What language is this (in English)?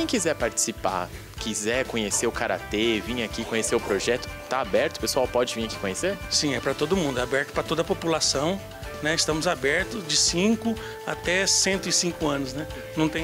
Portuguese